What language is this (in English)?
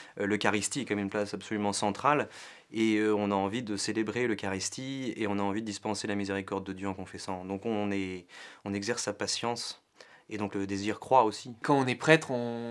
French